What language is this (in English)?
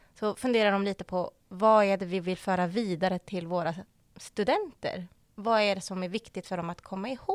Swedish